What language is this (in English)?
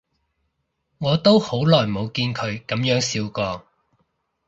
Cantonese